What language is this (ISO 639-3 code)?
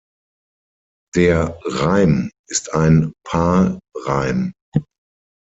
deu